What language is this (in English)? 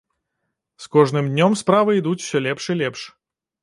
Belarusian